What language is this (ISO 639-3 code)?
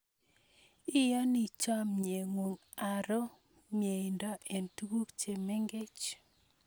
kln